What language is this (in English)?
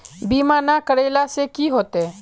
Magahi